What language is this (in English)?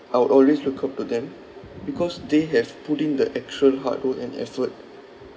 English